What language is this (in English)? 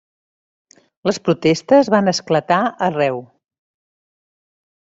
Catalan